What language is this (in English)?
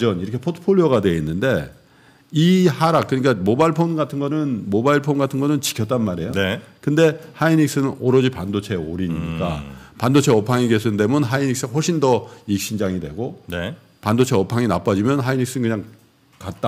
Korean